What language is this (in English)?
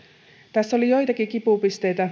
Finnish